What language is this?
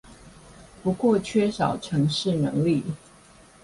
Chinese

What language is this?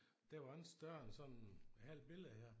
Danish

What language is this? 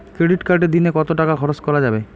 Bangla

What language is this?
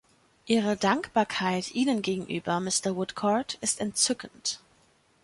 German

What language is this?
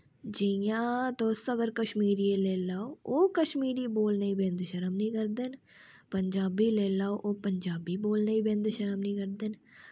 Dogri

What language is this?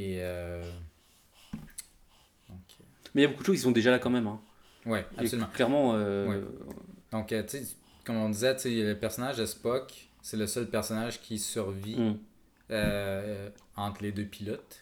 French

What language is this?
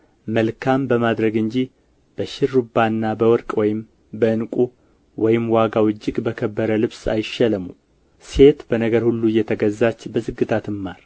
Amharic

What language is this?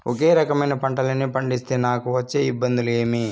Telugu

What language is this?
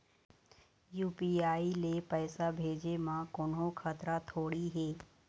Chhattisgarhi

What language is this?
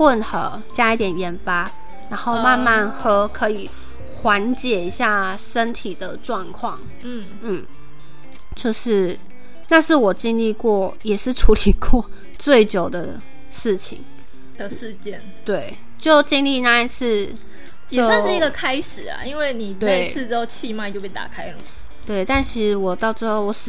Chinese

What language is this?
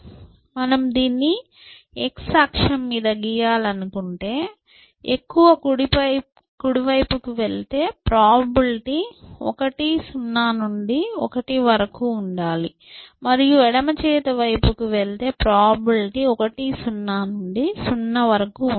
Telugu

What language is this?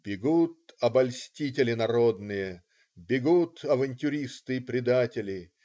Russian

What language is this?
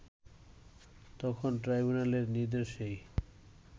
Bangla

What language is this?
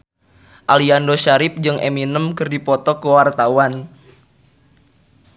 Sundanese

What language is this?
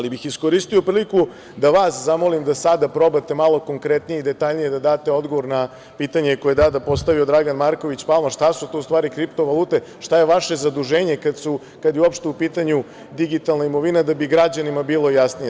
Serbian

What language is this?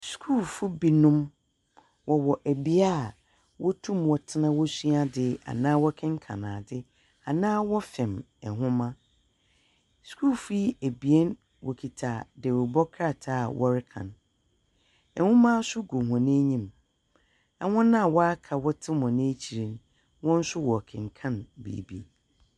Akan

